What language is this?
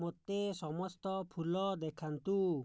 Odia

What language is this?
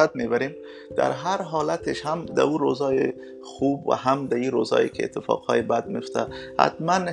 Persian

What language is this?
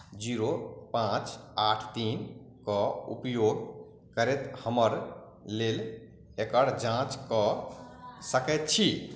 Maithili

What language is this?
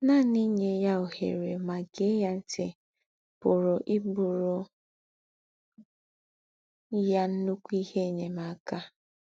Igbo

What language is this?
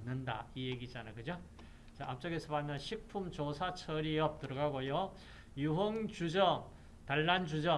Korean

